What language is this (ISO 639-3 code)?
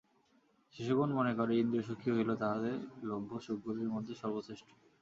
ben